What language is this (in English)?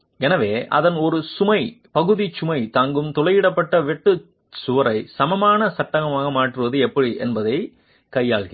Tamil